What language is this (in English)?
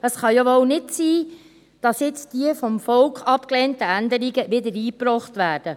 Swiss German